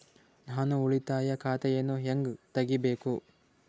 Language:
Kannada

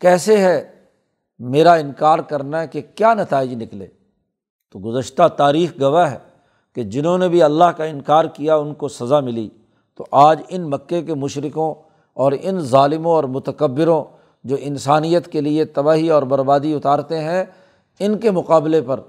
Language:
Urdu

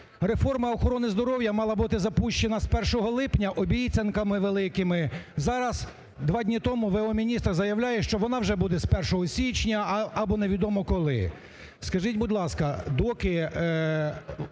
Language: Ukrainian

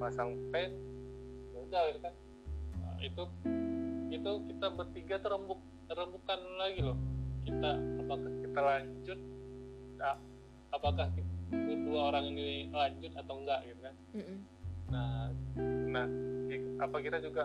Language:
Indonesian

